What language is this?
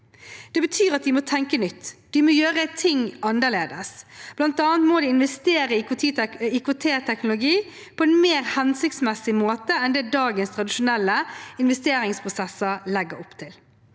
Norwegian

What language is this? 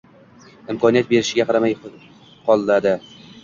Uzbek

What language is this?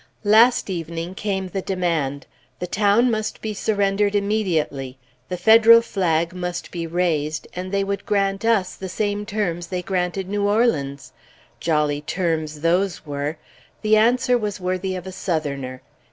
English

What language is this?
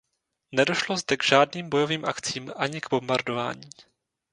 Czech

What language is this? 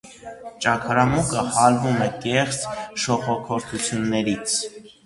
Armenian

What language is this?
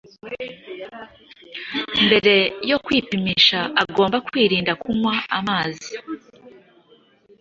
Kinyarwanda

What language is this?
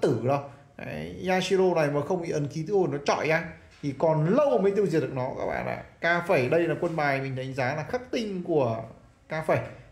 Vietnamese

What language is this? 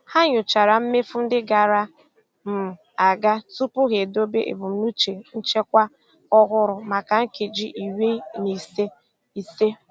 Igbo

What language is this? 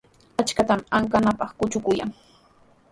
Sihuas Ancash Quechua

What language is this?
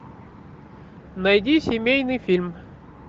Russian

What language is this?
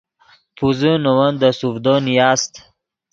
Yidgha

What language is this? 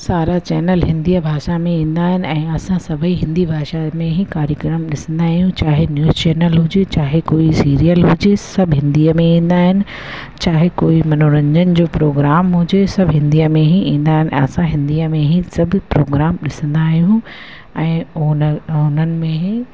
Sindhi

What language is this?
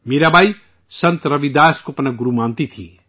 Urdu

